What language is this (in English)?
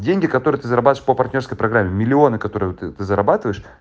Russian